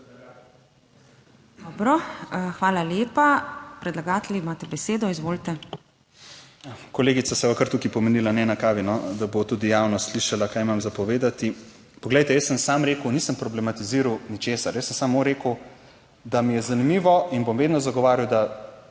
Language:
Slovenian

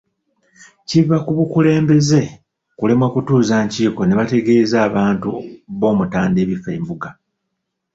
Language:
Ganda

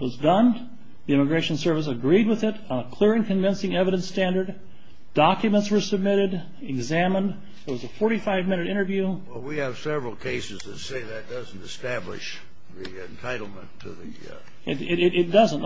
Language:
English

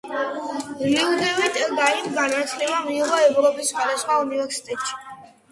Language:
Georgian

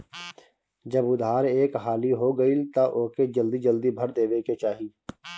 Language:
Bhojpuri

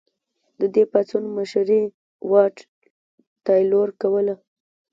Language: Pashto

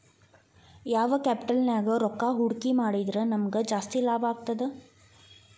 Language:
Kannada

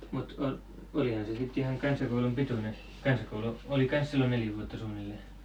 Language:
Finnish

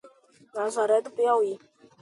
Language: Portuguese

